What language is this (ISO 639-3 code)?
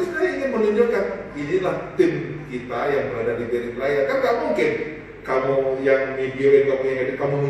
ind